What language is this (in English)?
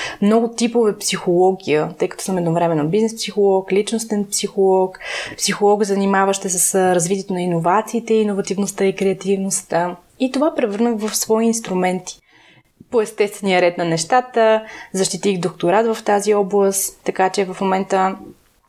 Bulgarian